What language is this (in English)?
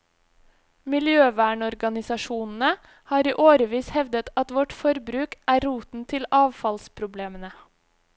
Norwegian